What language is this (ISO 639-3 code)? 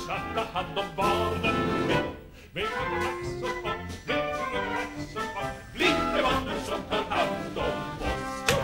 swe